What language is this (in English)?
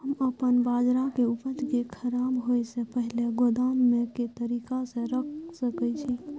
Maithili